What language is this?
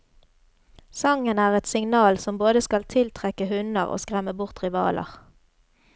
Norwegian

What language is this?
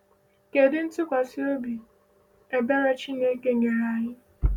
Igbo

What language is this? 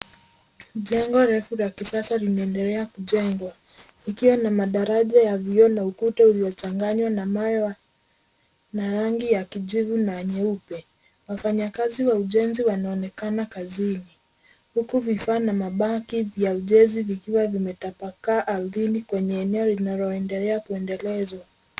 Swahili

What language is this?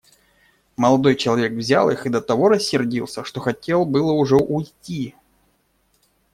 Russian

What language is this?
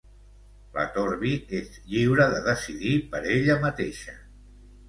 Catalan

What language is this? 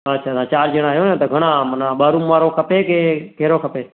Sindhi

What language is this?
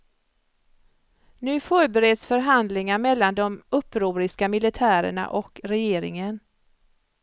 Swedish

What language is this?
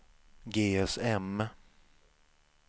Swedish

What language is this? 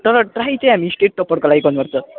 Nepali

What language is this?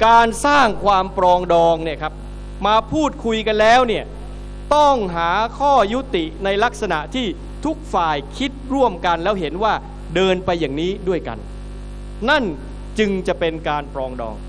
Thai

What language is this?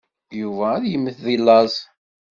Kabyle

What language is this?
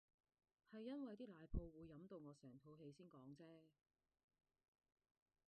Cantonese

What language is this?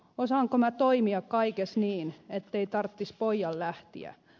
Finnish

